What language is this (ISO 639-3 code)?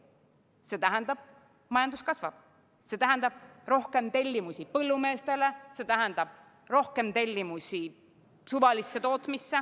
est